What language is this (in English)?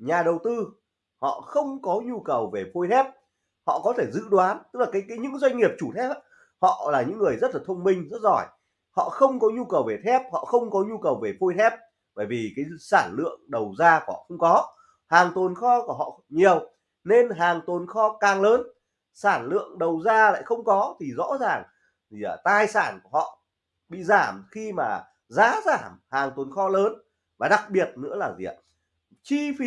Vietnamese